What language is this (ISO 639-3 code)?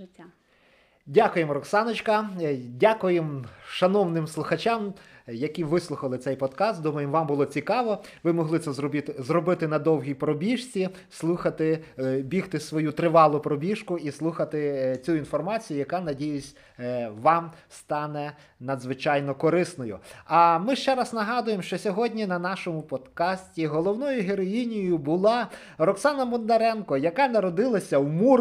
ukr